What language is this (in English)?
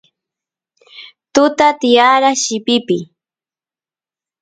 Santiago del Estero Quichua